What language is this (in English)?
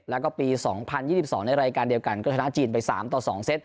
Thai